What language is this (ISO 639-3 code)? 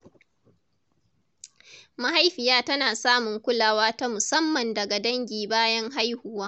hau